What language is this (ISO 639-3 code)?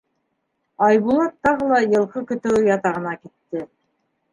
bak